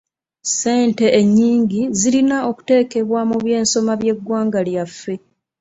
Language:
Ganda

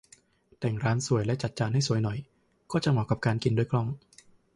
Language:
Thai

